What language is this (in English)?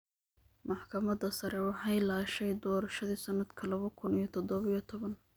Somali